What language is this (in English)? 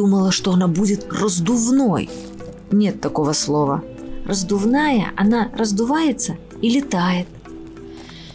Russian